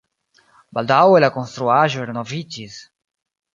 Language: Esperanto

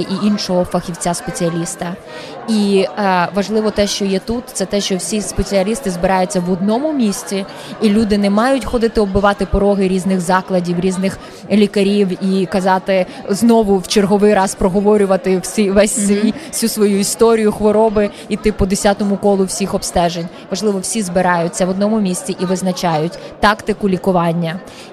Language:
Ukrainian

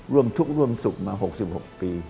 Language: Thai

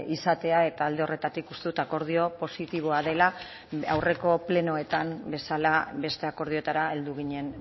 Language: Basque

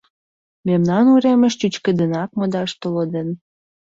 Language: Mari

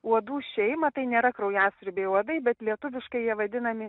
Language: Lithuanian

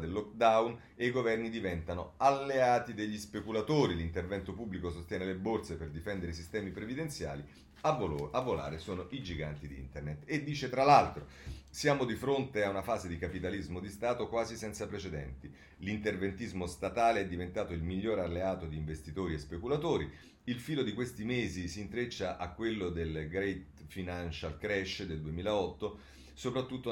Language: Italian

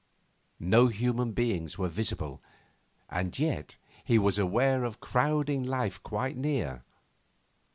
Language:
English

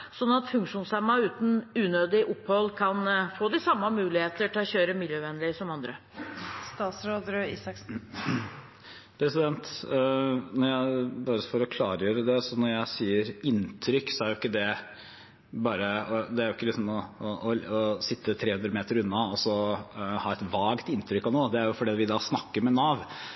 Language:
Norwegian Bokmål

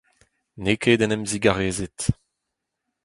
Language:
Breton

